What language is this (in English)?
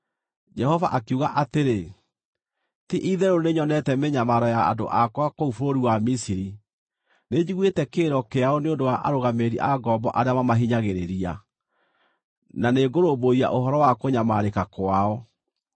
Kikuyu